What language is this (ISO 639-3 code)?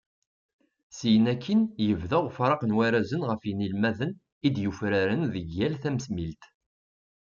kab